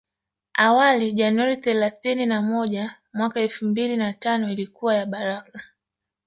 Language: Swahili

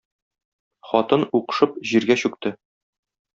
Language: Tatar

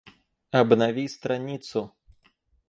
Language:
Russian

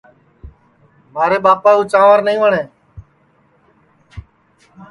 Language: Sansi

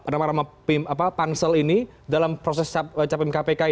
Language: Indonesian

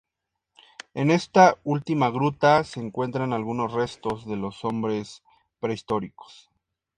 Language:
Spanish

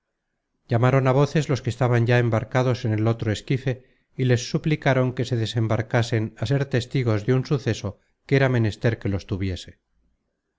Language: Spanish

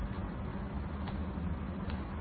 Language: Malayalam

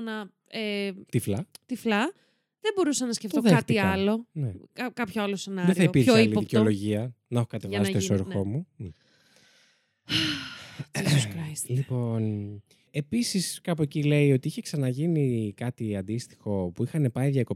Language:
Greek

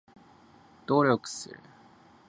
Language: Japanese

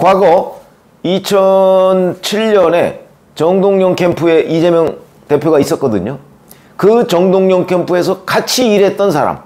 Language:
Korean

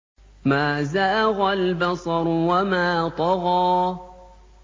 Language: Arabic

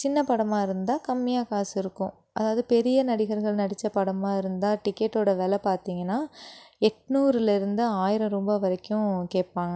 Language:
Tamil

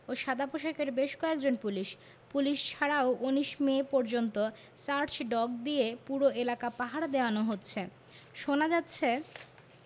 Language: Bangla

